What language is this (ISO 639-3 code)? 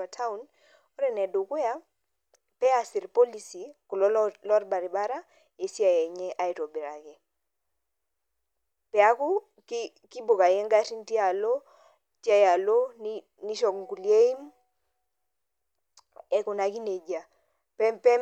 mas